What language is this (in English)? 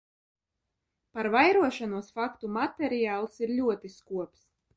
Latvian